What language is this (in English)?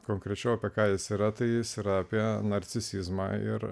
Lithuanian